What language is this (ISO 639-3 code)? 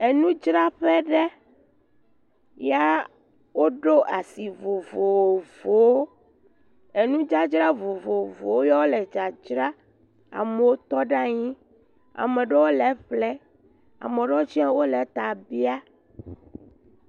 ewe